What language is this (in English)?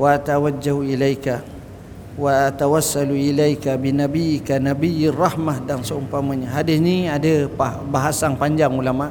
Malay